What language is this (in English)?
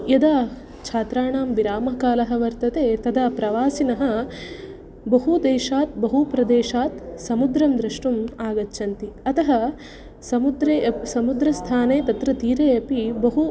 Sanskrit